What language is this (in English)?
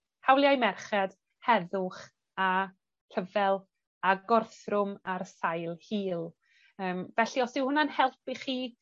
Welsh